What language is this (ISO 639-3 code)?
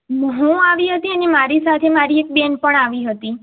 guj